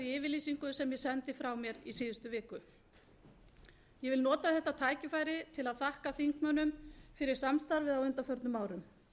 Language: Icelandic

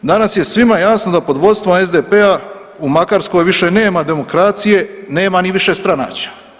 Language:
Croatian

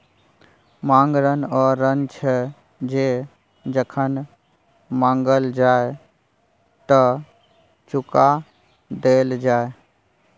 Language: Maithili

